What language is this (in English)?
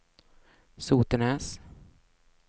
Swedish